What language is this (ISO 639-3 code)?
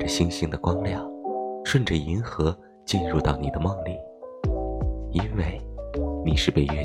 zho